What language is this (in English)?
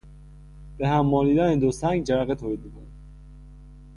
Persian